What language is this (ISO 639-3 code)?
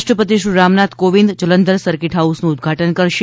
guj